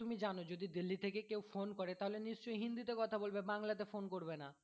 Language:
Bangla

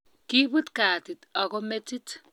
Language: Kalenjin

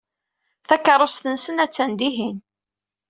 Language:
Kabyle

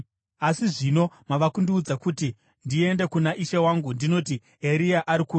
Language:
Shona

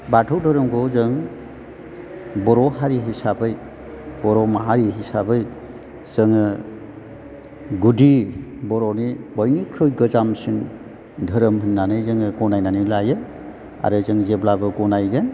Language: Bodo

